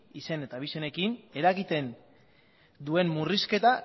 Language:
Basque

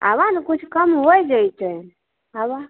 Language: Maithili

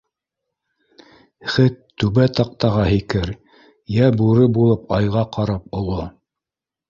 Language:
Bashkir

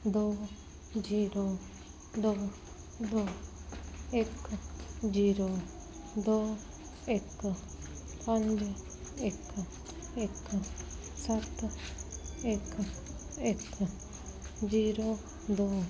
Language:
Punjabi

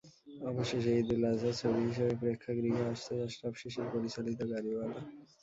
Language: Bangla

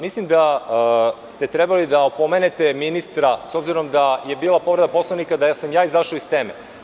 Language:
Serbian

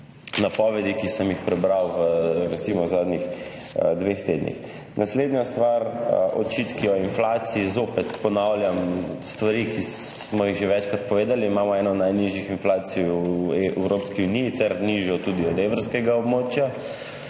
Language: Slovenian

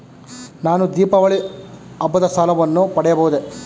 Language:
Kannada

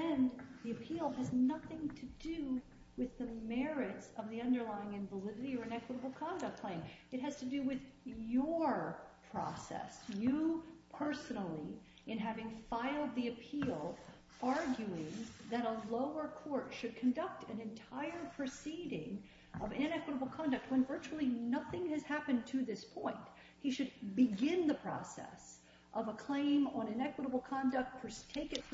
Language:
English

